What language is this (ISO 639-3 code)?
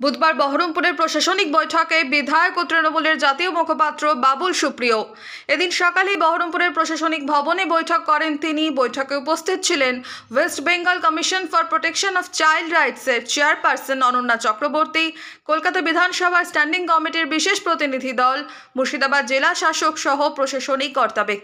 hin